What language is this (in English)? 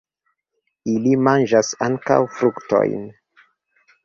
Esperanto